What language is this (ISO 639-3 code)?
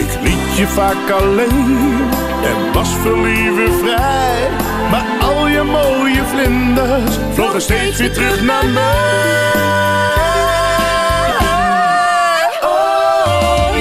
nld